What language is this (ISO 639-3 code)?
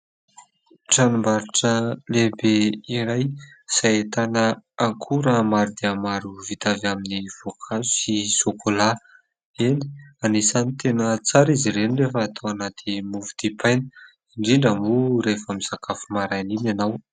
mlg